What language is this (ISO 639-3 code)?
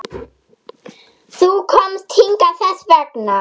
isl